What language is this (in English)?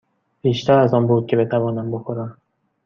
Persian